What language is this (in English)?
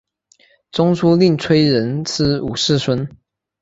Chinese